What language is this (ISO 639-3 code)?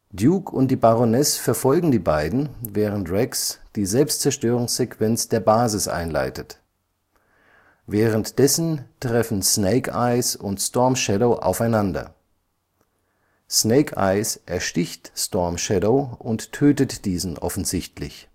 deu